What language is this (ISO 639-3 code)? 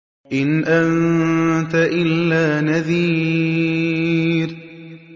ara